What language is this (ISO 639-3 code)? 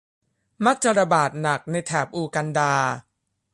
tha